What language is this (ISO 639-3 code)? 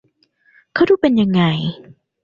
tha